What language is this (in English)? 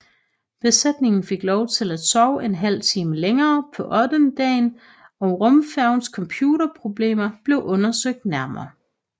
Danish